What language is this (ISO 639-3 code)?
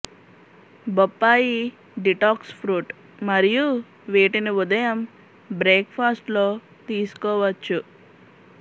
tel